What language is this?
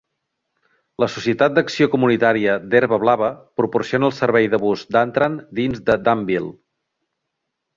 Catalan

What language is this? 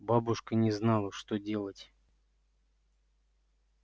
Russian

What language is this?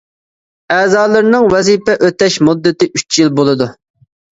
Uyghur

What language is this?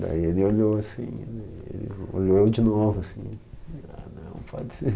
Portuguese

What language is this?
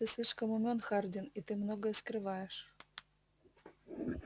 Russian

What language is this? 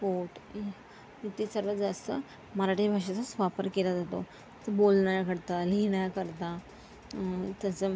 Marathi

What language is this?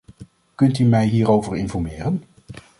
Dutch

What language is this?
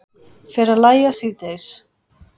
Icelandic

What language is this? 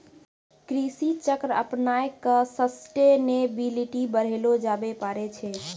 Maithili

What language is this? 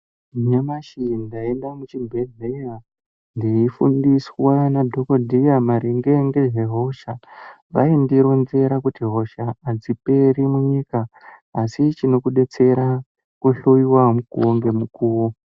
Ndau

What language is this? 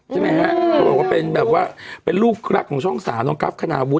Thai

